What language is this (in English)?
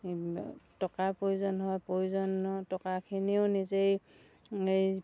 Assamese